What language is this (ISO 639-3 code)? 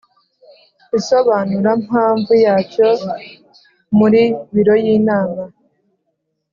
kin